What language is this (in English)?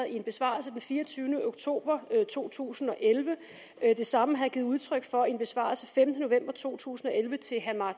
Danish